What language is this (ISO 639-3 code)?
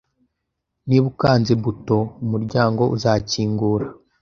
kin